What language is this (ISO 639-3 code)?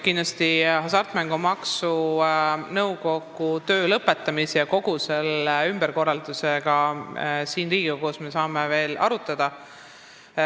est